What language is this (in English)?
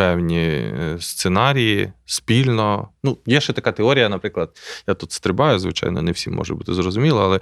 Ukrainian